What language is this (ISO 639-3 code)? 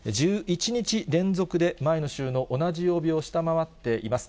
jpn